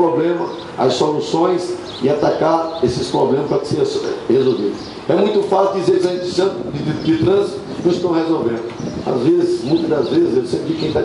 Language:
Portuguese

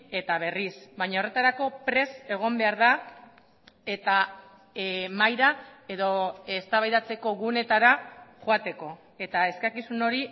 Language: Basque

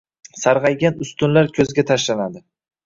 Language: Uzbek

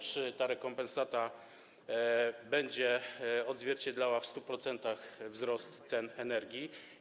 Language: Polish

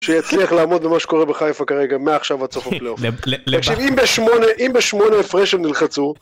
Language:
Hebrew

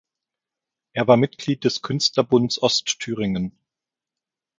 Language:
German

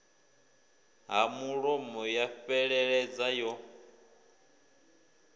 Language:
Venda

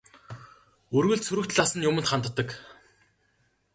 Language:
Mongolian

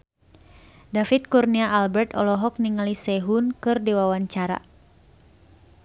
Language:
Sundanese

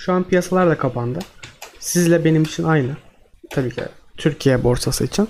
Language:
Turkish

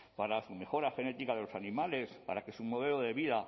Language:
Spanish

